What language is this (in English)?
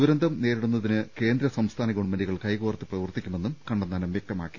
Malayalam